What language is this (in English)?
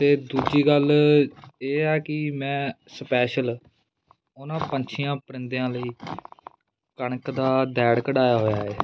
Punjabi